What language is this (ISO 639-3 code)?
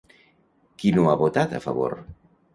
cat